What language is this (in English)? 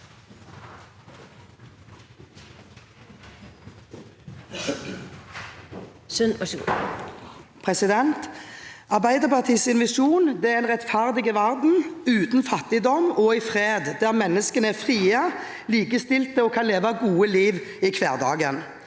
Norwegian